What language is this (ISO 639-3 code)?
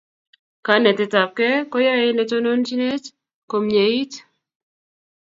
kln